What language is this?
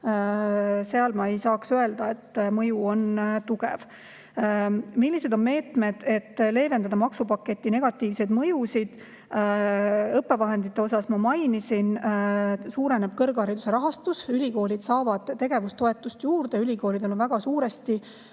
Estonian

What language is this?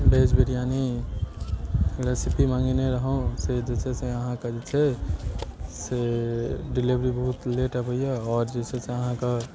Maithili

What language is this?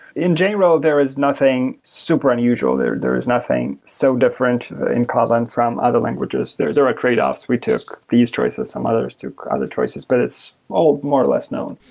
English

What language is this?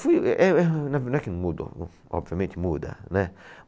Portuguese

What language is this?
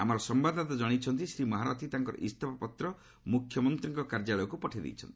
Odia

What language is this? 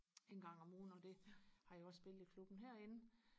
Danish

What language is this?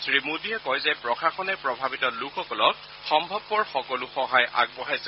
Assamese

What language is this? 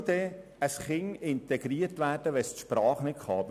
Swiss German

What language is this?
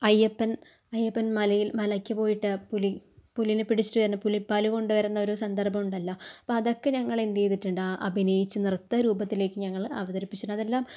Malayalam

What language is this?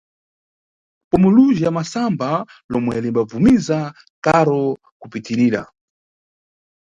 Nyungwe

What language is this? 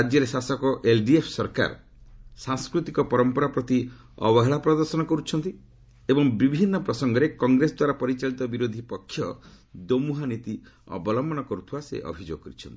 Odia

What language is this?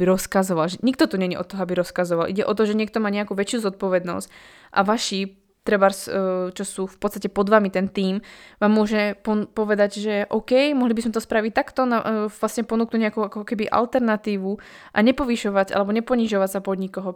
Slovak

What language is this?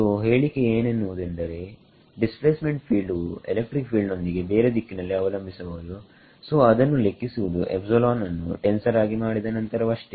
Kannada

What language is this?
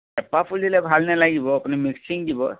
Assamese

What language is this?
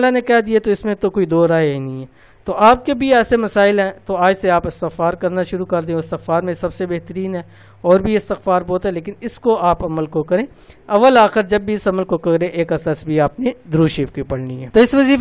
Indonesian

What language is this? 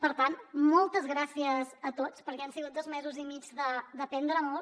Catalan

